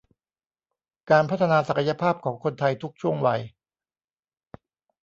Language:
Thai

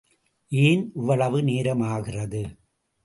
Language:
Tamil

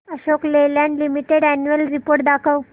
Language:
Marathi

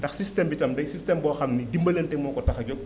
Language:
Wolof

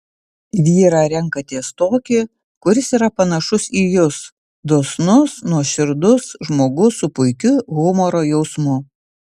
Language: Lithuanian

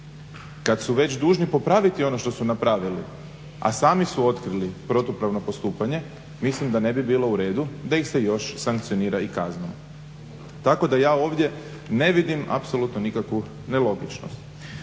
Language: Croatian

